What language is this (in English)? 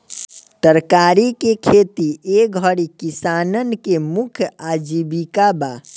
Bhojpuri